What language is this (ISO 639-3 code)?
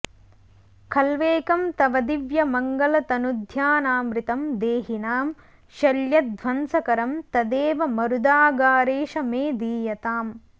san